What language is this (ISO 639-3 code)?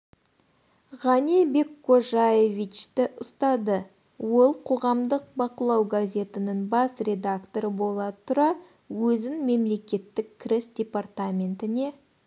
kaz